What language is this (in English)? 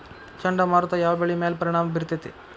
Kannada